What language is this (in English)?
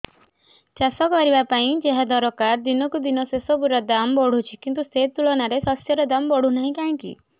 Odia